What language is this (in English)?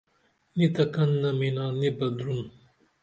Dameli